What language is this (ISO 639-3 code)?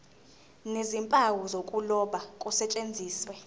zul